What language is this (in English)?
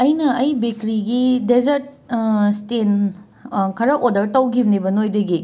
Manipuri